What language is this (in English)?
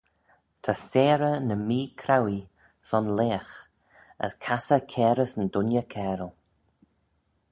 Manx